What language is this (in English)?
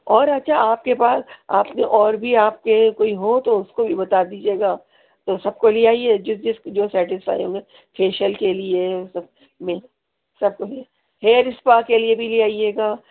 Urdu